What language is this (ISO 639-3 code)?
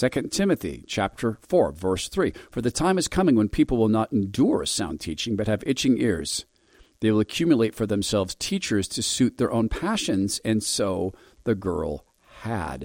eng